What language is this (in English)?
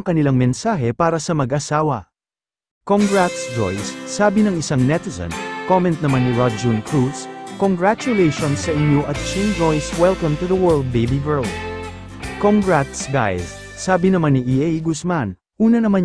Filipino